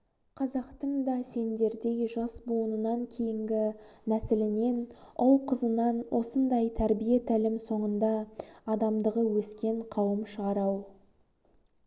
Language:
Kazakh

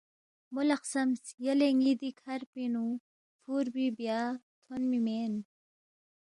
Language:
Balti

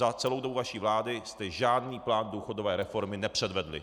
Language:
Czech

